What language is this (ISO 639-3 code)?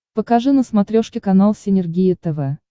rus